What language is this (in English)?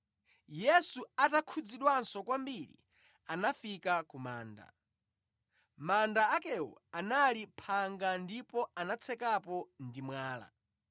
Nyanja